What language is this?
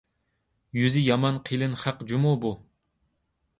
Uyghur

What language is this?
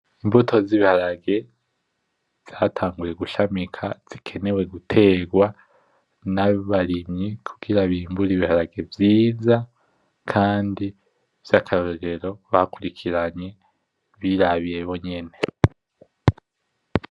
Rundi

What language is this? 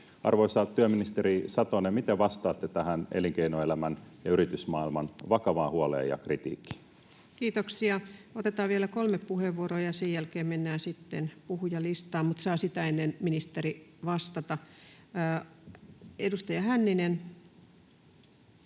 Finnish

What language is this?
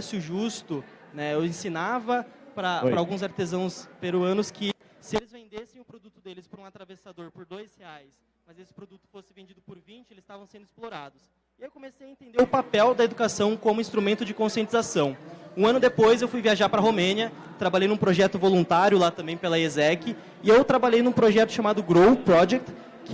Portuguese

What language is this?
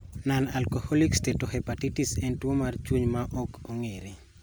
Luo (Kenya and Tanzania)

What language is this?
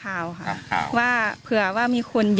Thai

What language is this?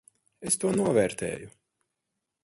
Latvian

